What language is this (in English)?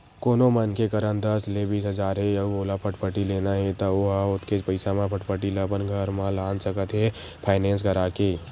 Chhattisgarhi